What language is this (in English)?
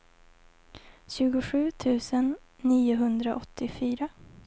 Swedish